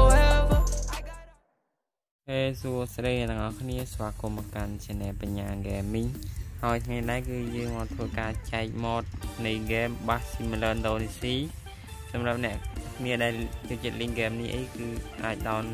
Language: Thai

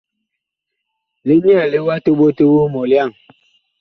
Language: Bakoko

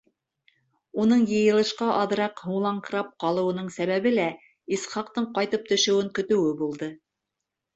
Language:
Bashkir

